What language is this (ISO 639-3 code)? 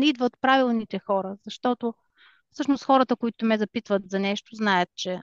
bul